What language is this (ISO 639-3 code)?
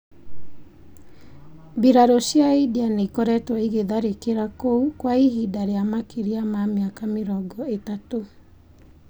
kik